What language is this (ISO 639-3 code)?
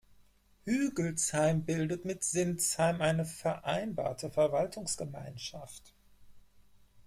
deu